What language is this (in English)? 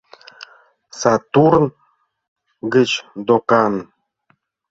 Mari